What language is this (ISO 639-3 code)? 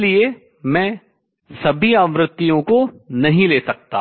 hin